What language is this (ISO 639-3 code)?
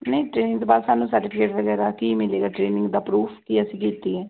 pan